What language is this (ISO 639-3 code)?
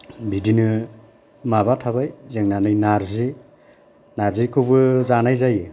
brx